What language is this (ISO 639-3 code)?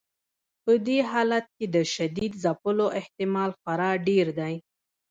pus